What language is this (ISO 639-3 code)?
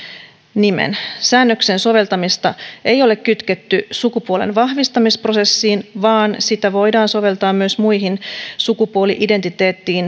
fin